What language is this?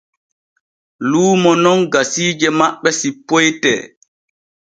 Borgu Fulfulde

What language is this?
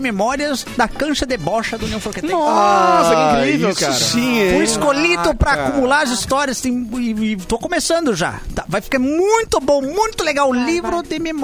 Portuguese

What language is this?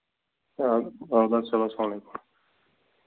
Kashmiri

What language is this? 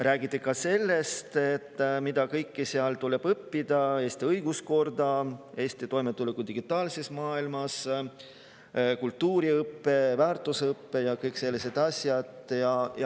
Estonian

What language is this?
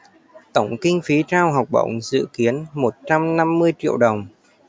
Vietnamese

